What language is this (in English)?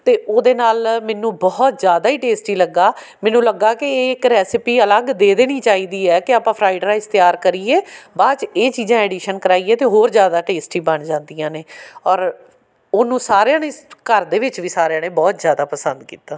Punjabi